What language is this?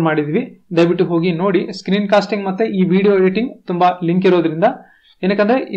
Hindi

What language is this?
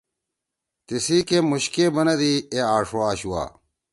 Torwali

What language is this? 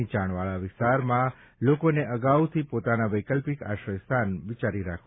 Gujarati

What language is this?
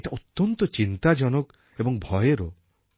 Bangla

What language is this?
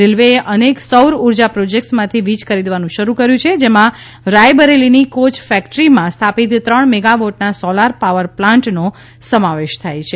Gujarati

